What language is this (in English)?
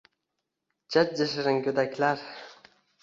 Uzbek